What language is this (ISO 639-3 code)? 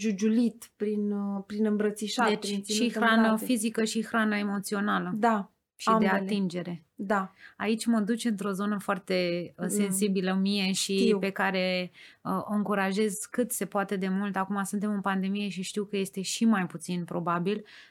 ron